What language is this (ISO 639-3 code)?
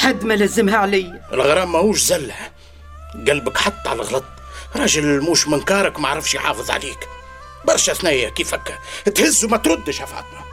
ara